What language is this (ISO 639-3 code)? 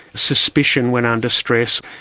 eng